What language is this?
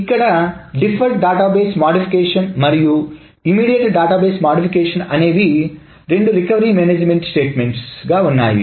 Telugu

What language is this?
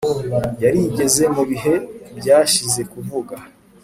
Kinyarwanda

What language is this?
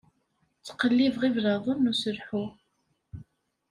Kabyle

